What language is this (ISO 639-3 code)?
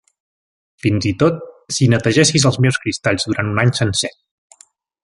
cat